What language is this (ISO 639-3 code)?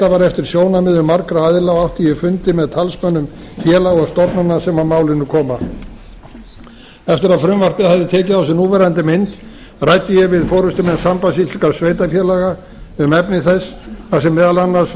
isl